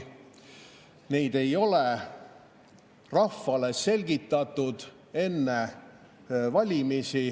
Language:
Estonian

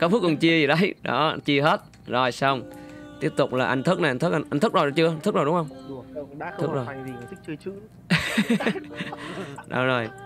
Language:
Vietnamese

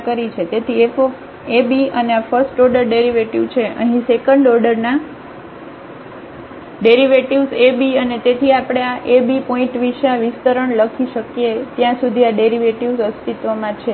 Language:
Gujarati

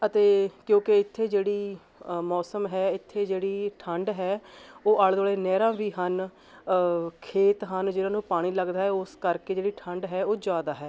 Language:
Punjabi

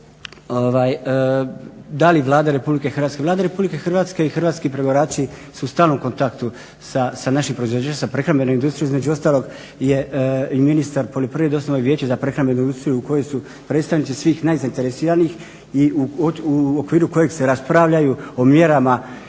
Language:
Croatian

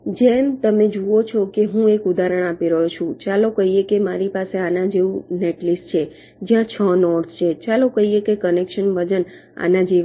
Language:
Gujarati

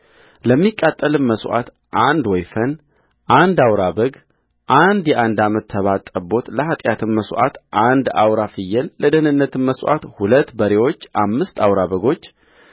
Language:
Amharic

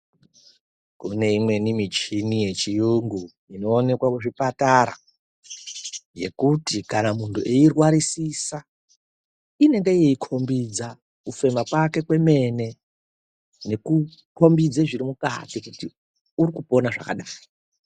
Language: Ndau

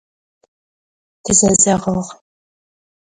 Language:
Adyghe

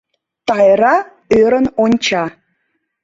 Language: Mari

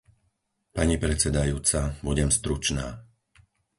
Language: Slovak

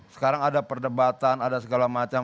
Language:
Indonesian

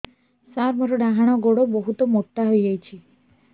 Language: Odia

